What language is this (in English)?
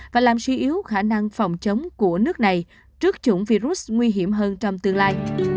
Vietnamese